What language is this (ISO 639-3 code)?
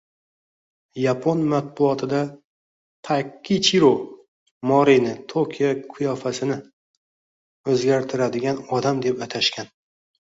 uzb